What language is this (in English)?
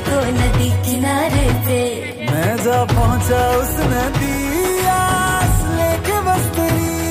Hindi